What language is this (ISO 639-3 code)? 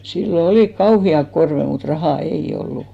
fin